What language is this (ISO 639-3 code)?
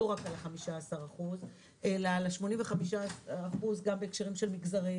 heb